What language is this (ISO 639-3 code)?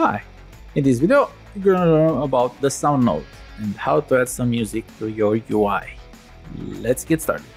eng